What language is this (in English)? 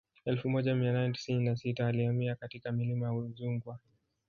Swahili